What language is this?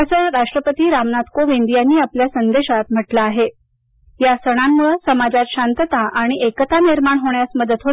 Marathi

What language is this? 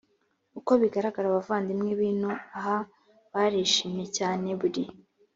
Kinyarwanda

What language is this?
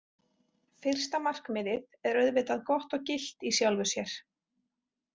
Icelandic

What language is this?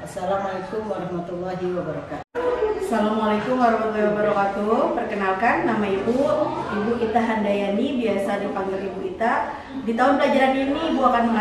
Indonesian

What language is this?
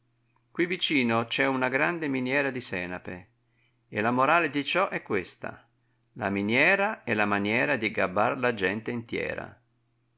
Italian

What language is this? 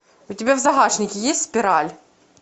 Russian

